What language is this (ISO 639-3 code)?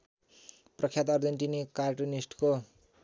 nep